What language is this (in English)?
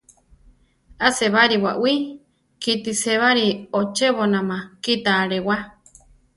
Central Tarahumara